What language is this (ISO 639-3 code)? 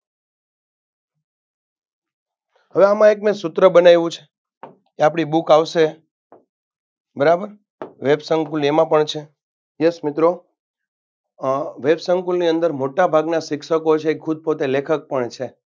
guj